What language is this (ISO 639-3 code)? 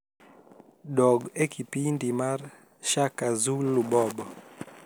luo